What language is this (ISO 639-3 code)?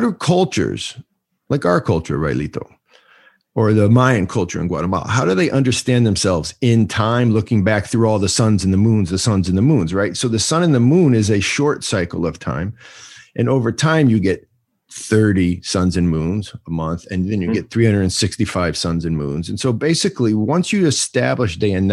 eng